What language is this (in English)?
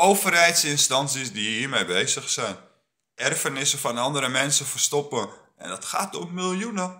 Dutch